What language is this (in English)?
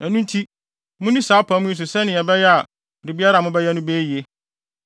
Akan